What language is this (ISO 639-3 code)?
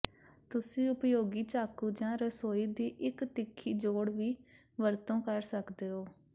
pan